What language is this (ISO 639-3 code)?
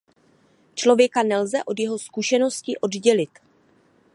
ces